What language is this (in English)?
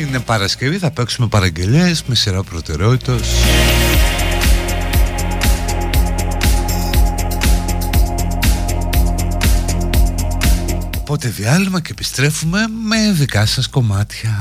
Greek